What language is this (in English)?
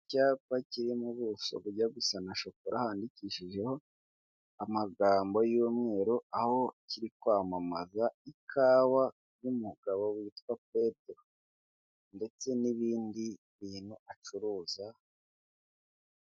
Kinyarwanda